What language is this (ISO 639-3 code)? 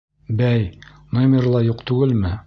bak